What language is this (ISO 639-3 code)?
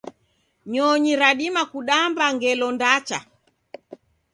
dav